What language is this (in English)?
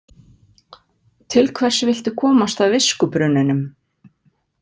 Icelandic